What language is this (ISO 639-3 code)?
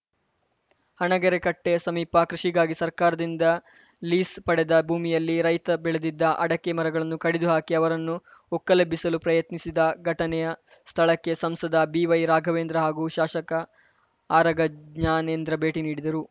kan